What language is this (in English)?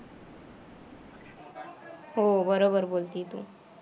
Marathi